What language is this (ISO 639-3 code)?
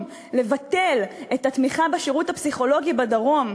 heb